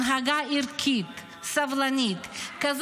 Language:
Hebrew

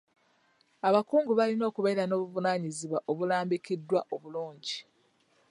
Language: Ganda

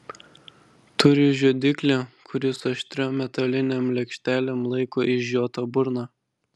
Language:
Lithuanian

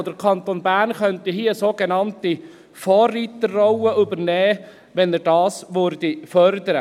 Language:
Swiss German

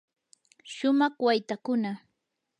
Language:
Yanahuanca Pasco Quechua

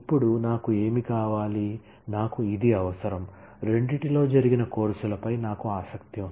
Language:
Telugu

